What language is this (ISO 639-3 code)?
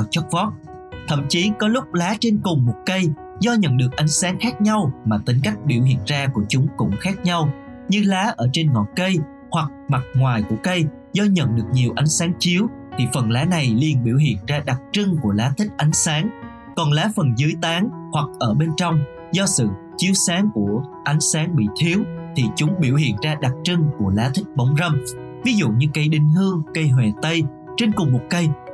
vie